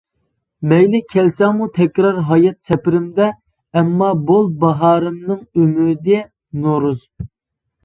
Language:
Uyghur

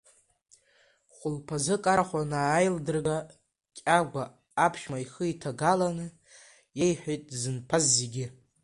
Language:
Abkhazian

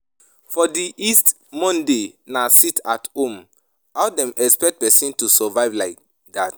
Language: Nigerian Pidgin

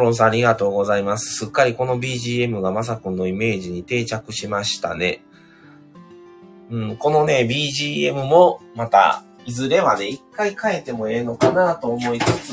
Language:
Japanese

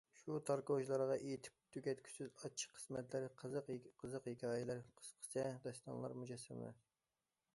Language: Uyghur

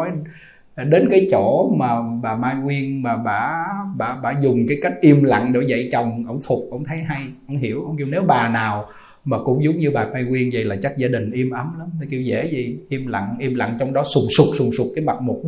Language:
Vietnamese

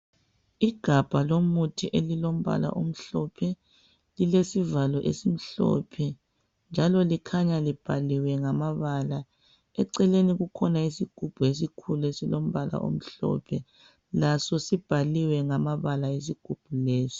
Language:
North Ndebele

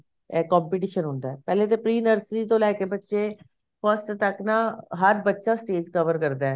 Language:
Punjabi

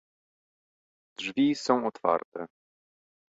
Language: Polish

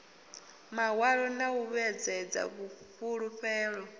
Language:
Venda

